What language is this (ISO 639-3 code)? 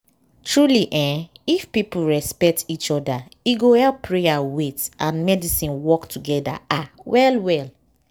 pcm